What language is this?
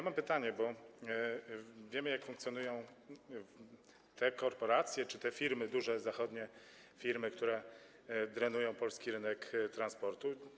Polish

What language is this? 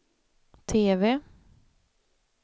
Swedish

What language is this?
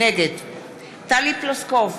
Hebrew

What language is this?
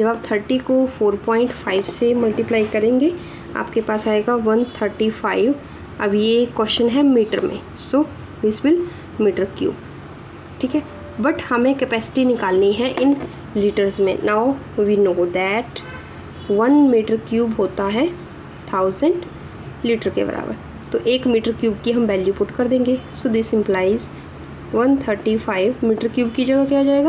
Hindi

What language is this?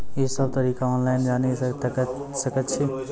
Maithili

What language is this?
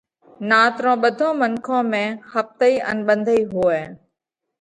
Parkari Koli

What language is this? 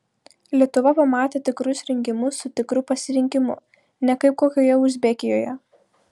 Lithuanian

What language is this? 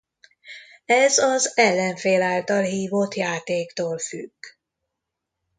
Hungarian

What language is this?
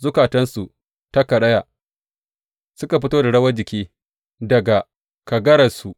Hausa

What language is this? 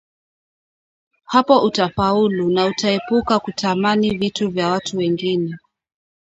Swahili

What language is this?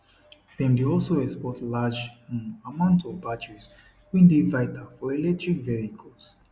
Nigerian Pidgin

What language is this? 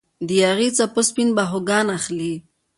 Pashto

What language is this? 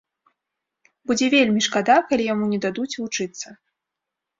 Belarusian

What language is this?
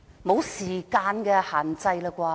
Cantonese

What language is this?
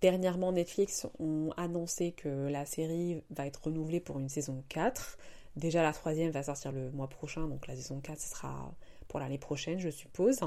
French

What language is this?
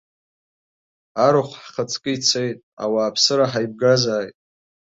Abkhazian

